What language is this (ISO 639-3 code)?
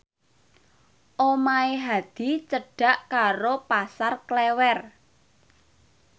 jav